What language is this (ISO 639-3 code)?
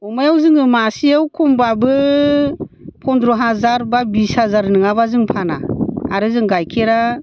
brx